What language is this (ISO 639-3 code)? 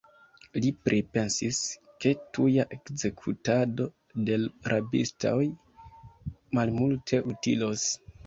epo